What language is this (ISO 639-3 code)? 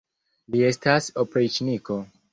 epo